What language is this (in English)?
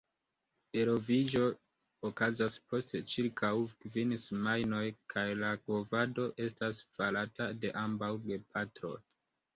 Esperanto